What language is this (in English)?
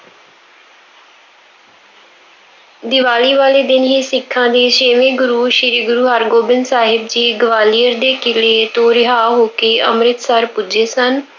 Punjabi